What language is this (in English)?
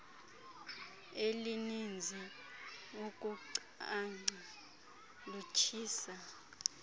Xhosa